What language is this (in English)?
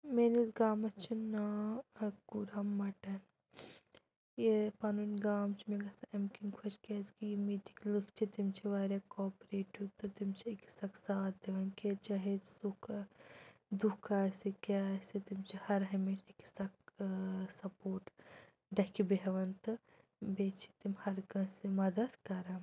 Kashmiri